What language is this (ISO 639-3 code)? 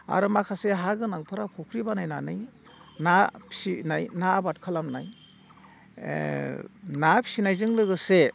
brx